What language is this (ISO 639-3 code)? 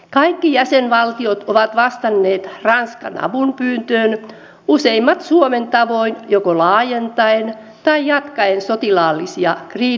fin